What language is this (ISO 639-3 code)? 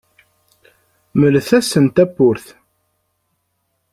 kab